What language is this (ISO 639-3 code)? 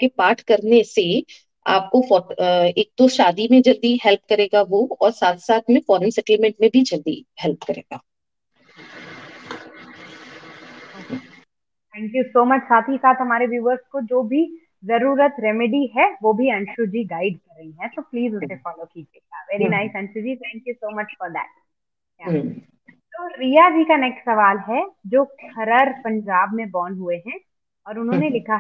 hin